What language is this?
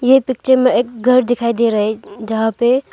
Hindi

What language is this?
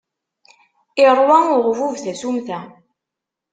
Kabyle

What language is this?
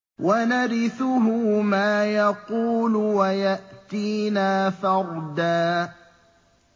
Arabic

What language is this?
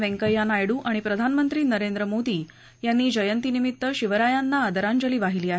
Marathi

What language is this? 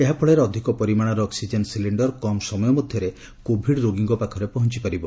Odia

